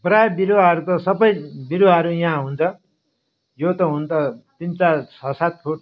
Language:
Nepali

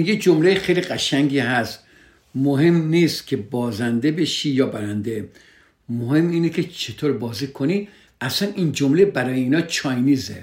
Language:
Persian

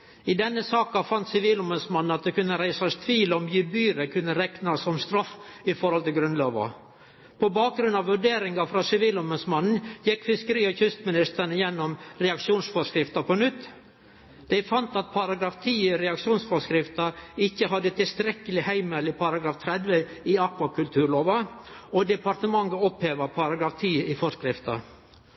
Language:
Norwegian Nynorsk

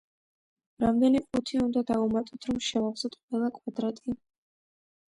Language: Georgian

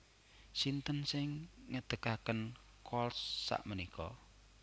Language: Javanese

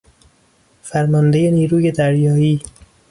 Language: Persian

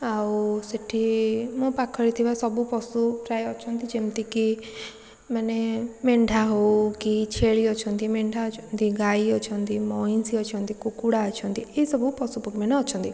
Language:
Odia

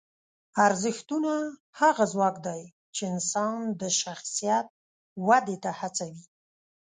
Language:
Pashto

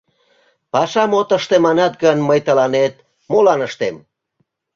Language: Mari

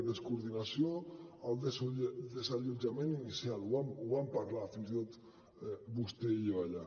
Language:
Catalan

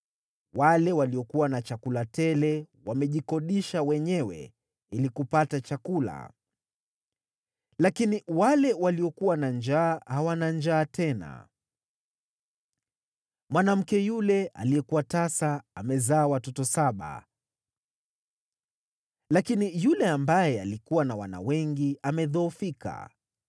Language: Swahili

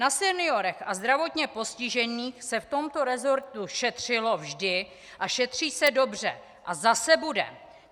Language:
Czech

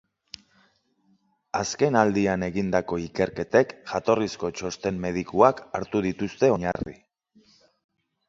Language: Basque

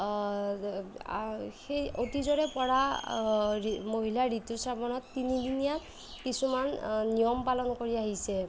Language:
Assamese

